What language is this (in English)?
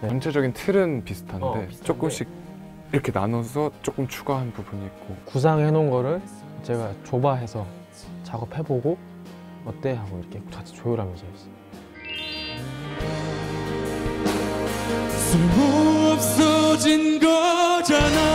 Korean